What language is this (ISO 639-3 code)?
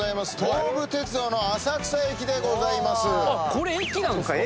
jpn